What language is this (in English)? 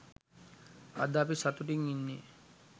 Sinhala